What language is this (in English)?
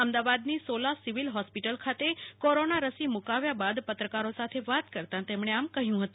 Gujarati